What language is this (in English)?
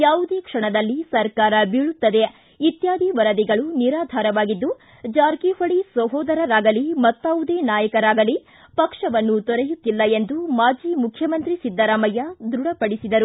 Kannada